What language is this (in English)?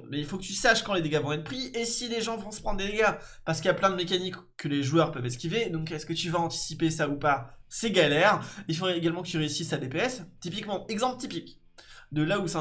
French